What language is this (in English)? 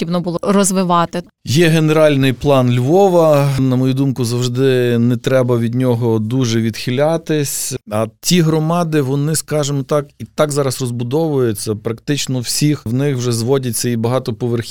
Ukrainian